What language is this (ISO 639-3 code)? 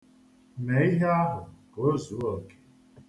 ibo